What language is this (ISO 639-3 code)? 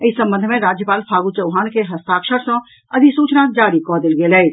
mai